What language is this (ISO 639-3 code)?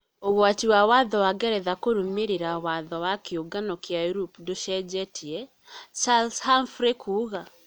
kik